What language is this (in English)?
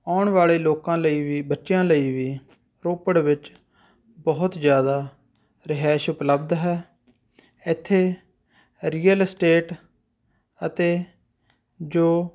Punjabi